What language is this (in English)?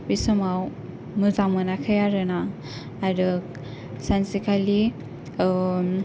Bodo